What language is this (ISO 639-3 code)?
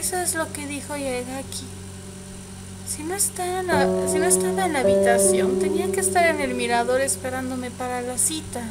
spa